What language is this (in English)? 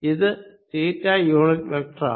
Malayalam